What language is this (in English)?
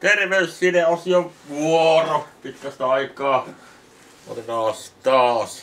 Finnish